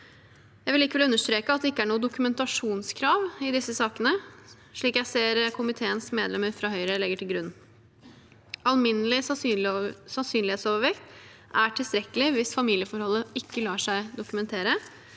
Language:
Norwegian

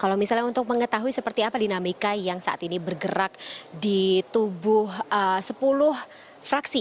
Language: Indonesian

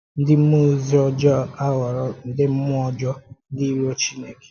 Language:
Igbo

